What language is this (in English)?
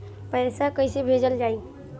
Bhojpuri